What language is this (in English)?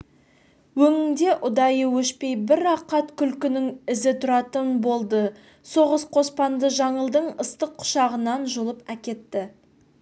Kazakh